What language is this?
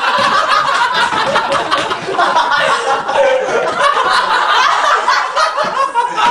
Portuguese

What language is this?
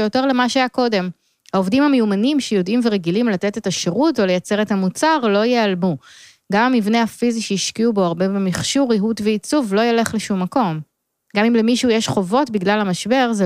Hebrew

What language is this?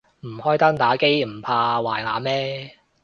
Cantonese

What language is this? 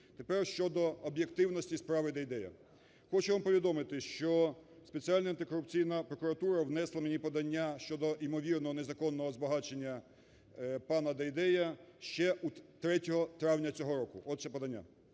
Ukrainian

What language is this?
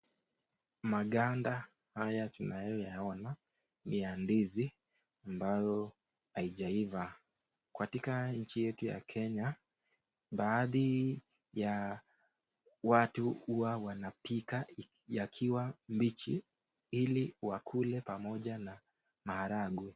Swahili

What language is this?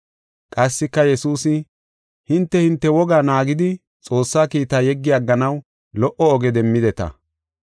Gofa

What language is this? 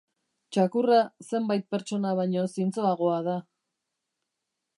Basque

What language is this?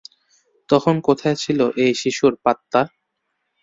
Bangla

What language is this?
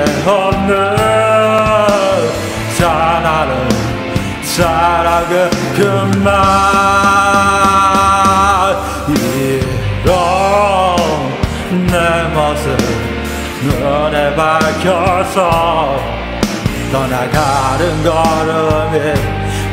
Korean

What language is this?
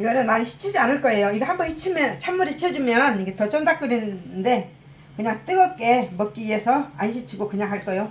Korean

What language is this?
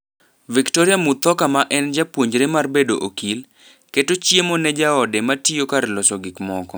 Luo (Kenya and Tanzania)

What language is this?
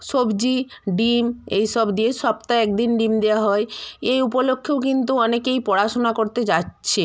Bangla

